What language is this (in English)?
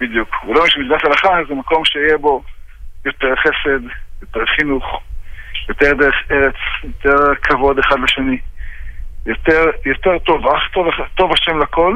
Hebrew